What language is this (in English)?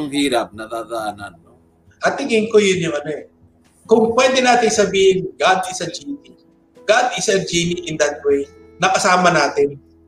Filipino